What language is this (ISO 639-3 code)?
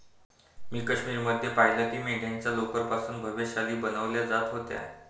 mar